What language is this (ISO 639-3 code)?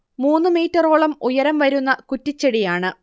mal